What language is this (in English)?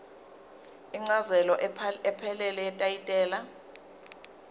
Zulu